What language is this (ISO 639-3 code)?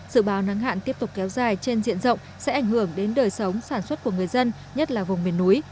vie